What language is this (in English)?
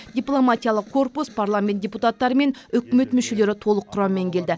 Kazakh